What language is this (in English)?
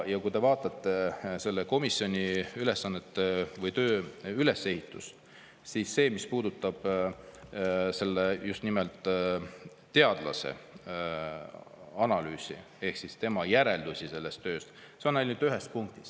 Estonian